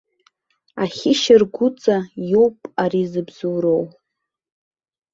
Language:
Abkhazian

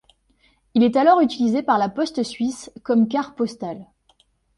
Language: French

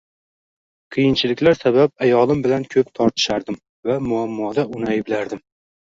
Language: Uzbek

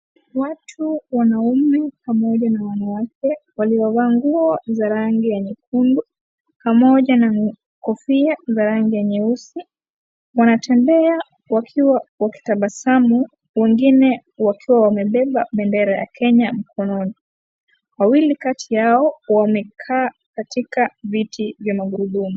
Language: Swahili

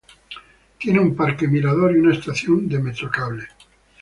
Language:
Spanish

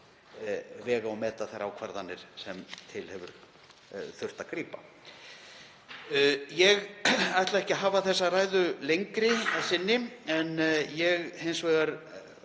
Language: Icelandic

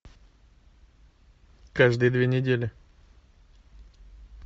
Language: Russian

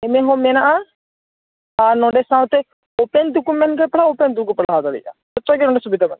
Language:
Santali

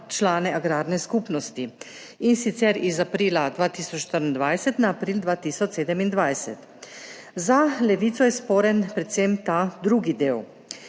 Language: Slovenian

